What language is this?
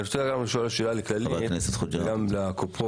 Hebrew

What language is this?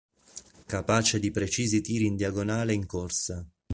Italian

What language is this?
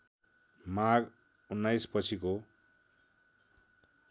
Nepali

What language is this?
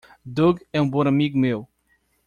Portuguese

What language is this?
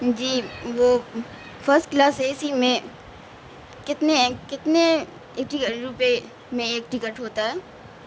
Urdu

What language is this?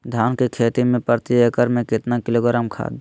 Magahi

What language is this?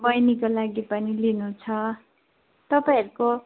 Nepali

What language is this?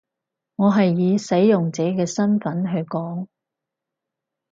Cantonese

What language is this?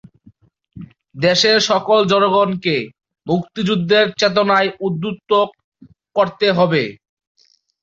Bangla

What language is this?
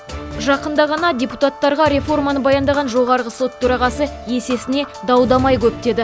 Kazakh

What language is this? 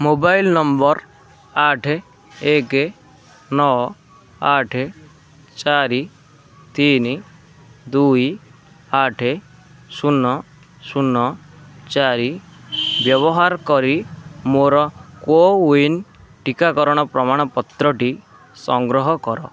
Odia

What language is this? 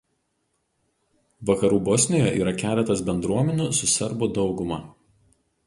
Lithuanian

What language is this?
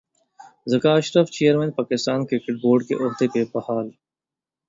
Urdu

